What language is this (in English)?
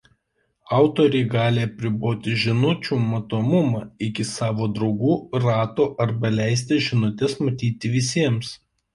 Lithuanian